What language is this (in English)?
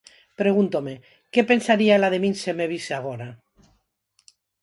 Galician